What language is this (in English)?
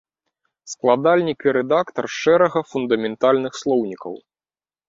Belarusian